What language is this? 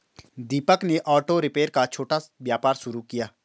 Hindi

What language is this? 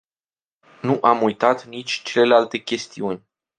Romanian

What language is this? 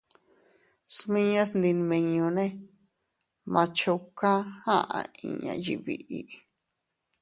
Teutila Cuicatec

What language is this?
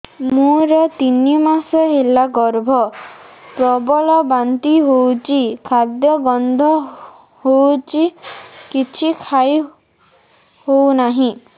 Odia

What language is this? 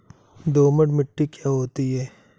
Hindi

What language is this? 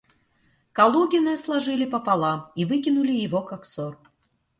Russian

